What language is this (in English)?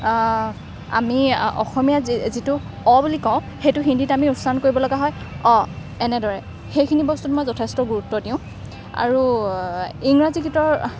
Assamese